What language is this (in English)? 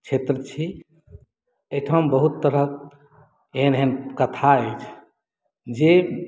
Maithili